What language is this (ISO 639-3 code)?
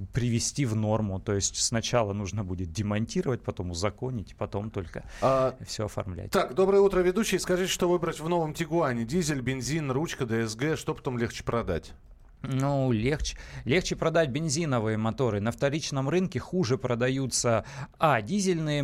rus